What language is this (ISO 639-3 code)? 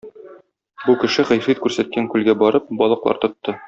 tat